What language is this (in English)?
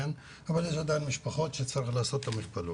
Hebrew